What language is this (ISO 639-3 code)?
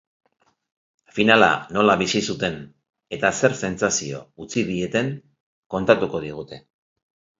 eus